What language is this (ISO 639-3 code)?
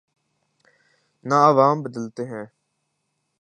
urd